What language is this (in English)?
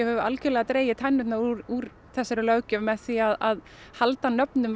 Icelandic